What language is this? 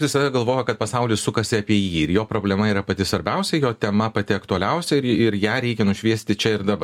Lithuanian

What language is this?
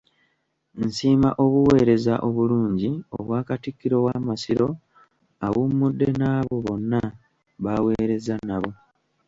Ganda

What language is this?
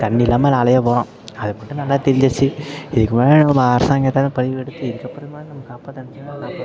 Tamil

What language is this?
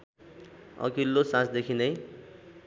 Nepali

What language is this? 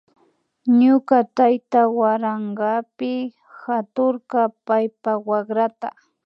Imbabura Highland Quichua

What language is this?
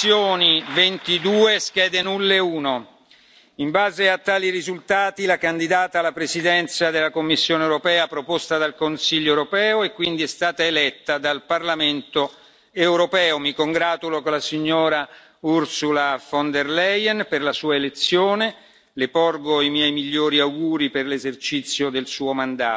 Italian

